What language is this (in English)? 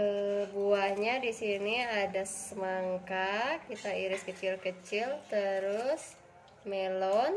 Indonesian